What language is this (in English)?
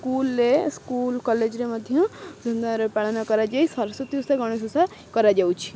Odia